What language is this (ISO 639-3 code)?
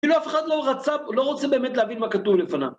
heb